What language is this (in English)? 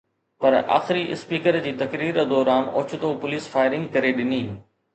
Sindhi